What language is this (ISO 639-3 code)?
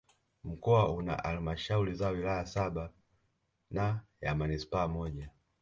swa